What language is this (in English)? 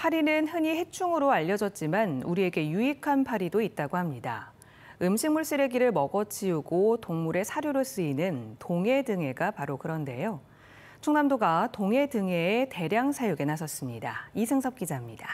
Korean